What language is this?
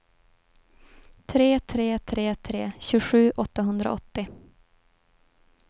Swedish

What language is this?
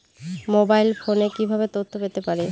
Bangla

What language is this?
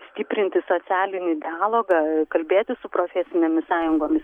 Lithuanian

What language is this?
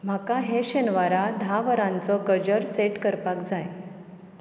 Konkani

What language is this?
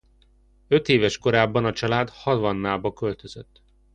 Hungarian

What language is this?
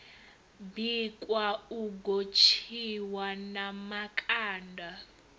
Venda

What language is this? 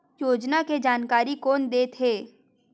Chhattisgarhi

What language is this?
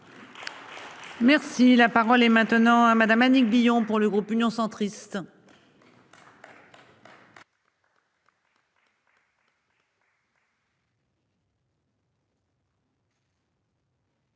French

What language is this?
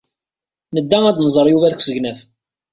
Kabyle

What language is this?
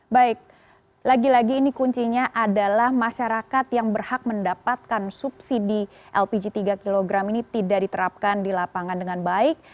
Indonesian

